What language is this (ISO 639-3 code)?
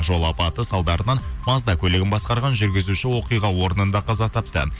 kaz